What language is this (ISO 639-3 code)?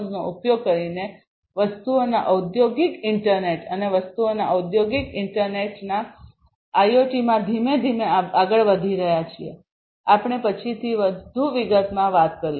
guj